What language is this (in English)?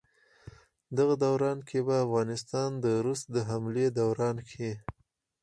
Pashto